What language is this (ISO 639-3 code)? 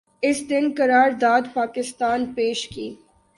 urd